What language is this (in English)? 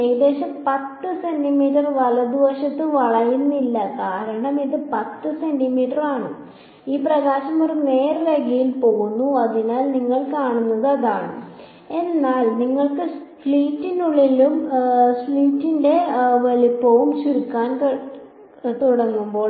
Malayalam